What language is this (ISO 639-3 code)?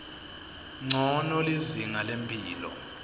ssw